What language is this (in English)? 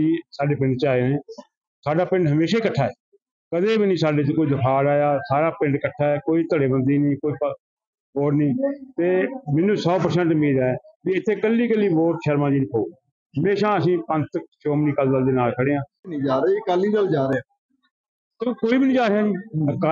Punjabi